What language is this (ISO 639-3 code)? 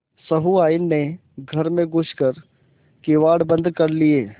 hin